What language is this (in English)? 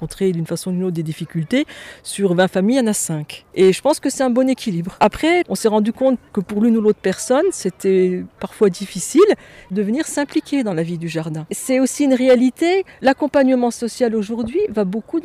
French